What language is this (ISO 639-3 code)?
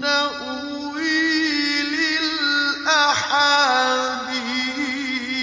ara